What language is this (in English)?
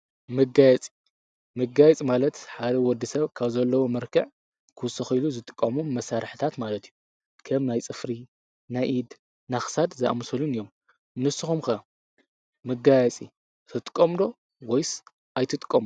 Tigrinya